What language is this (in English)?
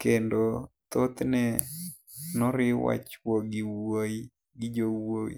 Luo (Kenya and Tanzania)